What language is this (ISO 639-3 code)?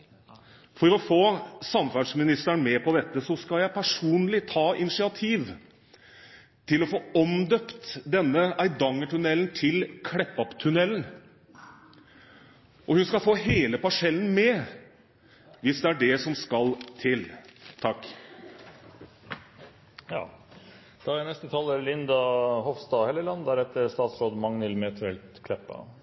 nor